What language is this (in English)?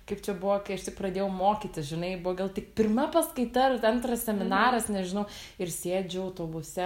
Lithuanian